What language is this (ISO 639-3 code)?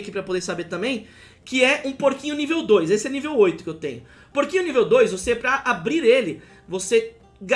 por